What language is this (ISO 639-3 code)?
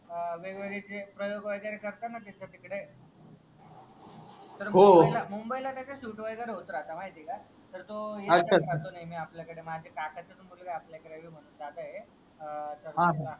mar